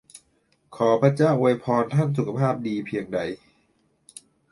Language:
Thai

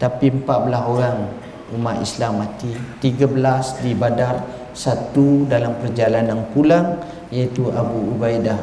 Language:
Malay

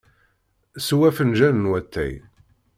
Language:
Kabyle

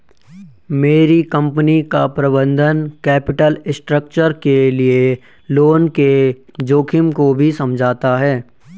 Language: Hindi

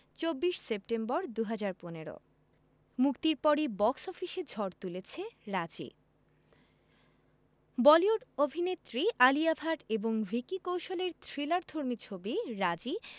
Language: Bangla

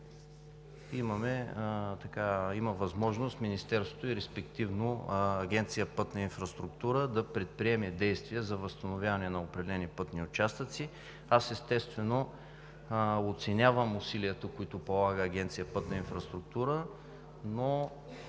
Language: Bulgarian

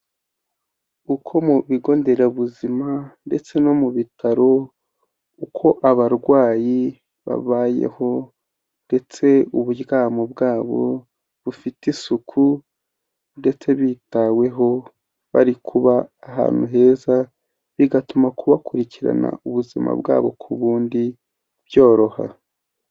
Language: Kinyarwanda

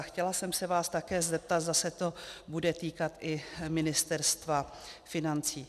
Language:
Czech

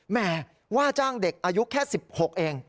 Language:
Thai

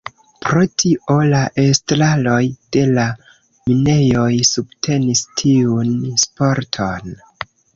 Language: Esperanto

